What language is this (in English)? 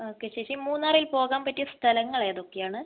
Malayalam